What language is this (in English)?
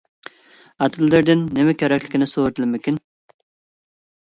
Uyghur